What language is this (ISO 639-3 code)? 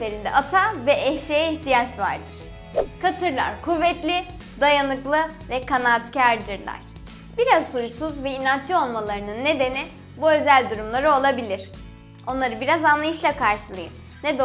tur